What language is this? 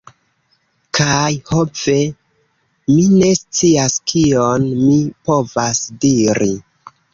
Esperanto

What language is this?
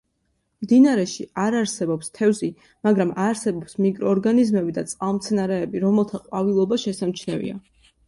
Georgian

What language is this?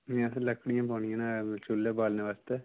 Dogri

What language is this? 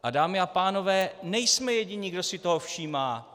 Czech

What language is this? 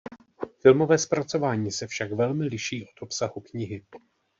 Czech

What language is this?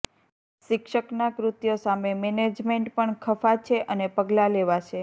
Gujarati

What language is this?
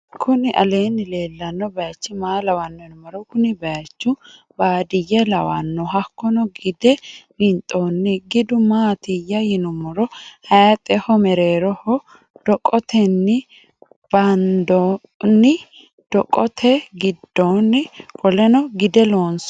Sidamo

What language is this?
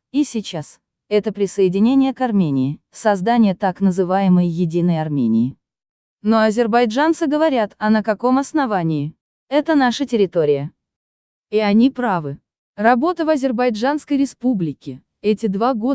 Russian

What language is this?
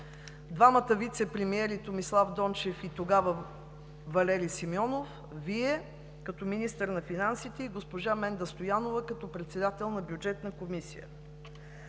Bulgarian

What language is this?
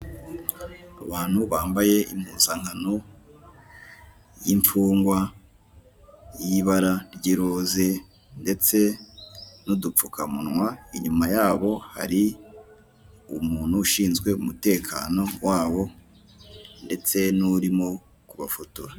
Kinyarwanda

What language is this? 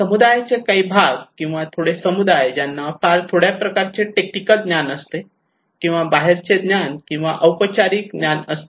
Marathi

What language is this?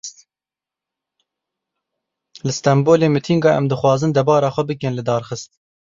Kurdish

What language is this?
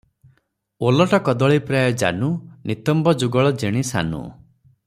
Odia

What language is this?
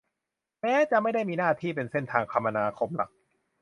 Thai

